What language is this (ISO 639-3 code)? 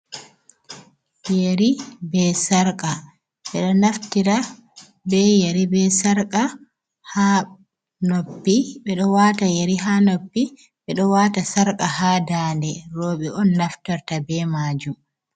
ful